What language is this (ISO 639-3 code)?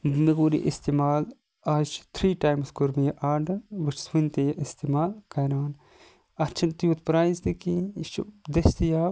kas